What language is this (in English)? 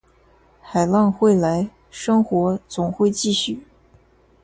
Chinese